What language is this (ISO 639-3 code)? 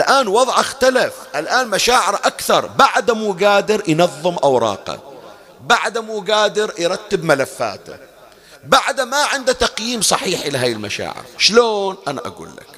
ara